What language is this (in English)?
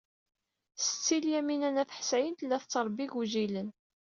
Kabyle